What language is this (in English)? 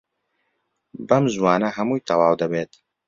Central Kurdish